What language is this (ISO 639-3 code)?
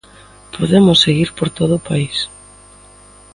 glg